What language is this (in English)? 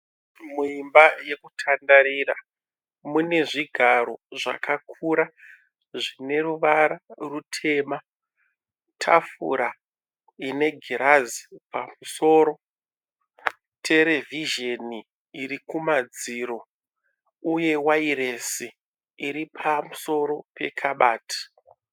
Shona